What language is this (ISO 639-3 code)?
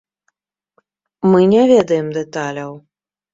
bel